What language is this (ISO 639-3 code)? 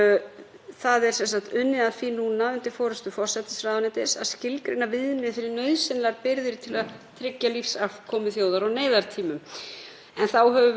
isl